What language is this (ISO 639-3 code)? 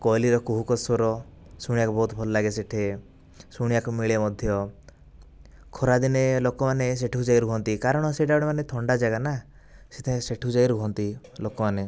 ori